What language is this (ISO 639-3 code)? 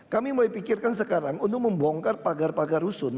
ind